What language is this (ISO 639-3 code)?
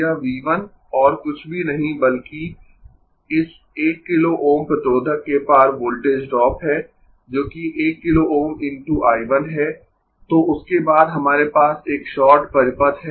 hin